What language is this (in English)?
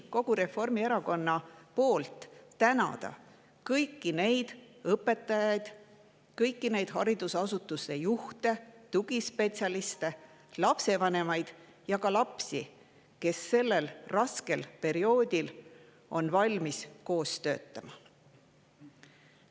Estonian